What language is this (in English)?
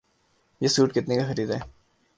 Urdu